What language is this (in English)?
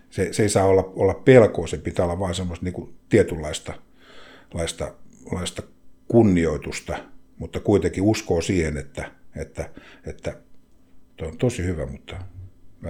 Finnish